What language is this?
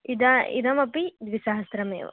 Sanskrit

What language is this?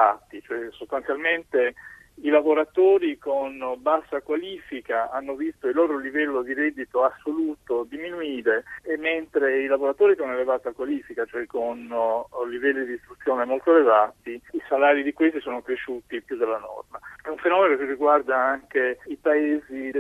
Italian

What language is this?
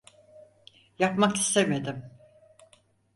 Turkish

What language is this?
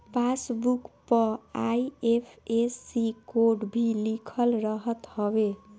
Bhojpuri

